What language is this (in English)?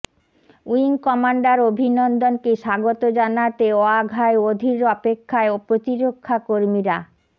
Bangla